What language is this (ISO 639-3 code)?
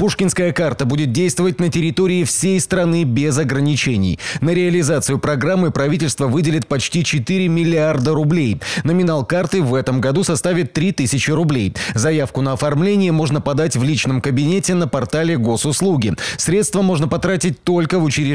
rus